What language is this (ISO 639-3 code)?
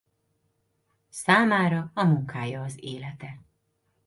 hun